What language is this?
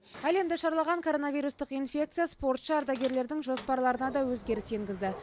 Kazakh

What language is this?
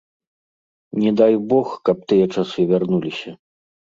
Belarusian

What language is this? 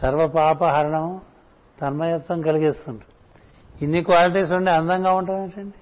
Telugu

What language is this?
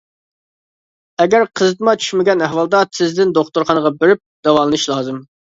Uyghur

